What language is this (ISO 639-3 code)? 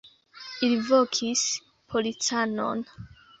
epo